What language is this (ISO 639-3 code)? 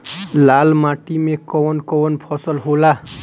bho